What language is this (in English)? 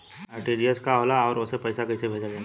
Bhojpuri